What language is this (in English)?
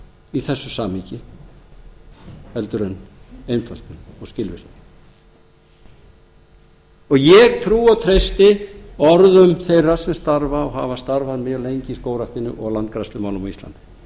Icelandic